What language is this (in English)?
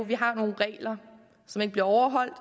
Danish